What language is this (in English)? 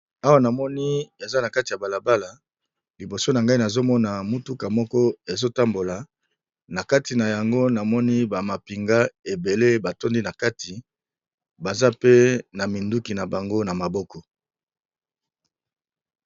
Lingala